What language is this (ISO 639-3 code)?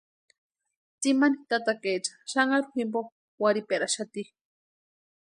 pua